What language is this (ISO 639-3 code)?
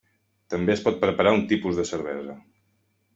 cat